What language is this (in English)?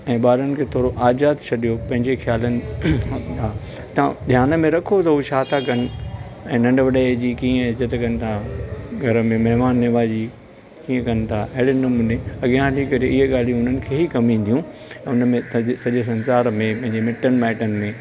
Sindhi